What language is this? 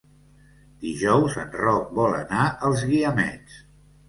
Catalan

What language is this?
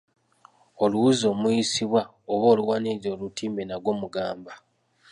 Ganda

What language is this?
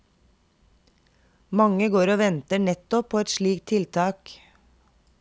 Norwegian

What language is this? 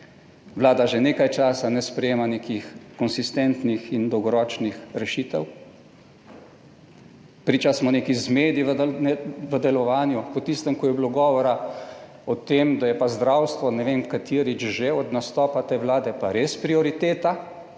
Slovenian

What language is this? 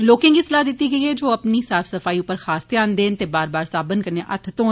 Dogri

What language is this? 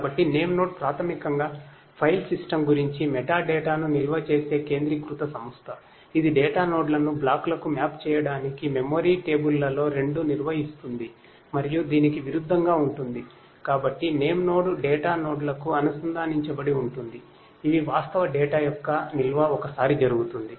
Telugu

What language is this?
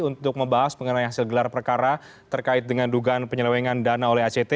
Indonesian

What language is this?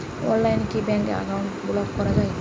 Bangla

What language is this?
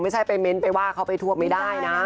Thai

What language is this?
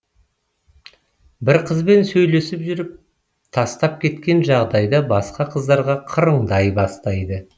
Kazakh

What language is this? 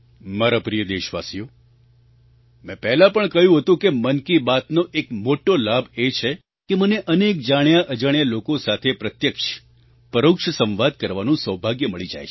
Gujarati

